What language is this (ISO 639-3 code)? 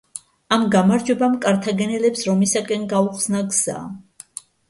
kat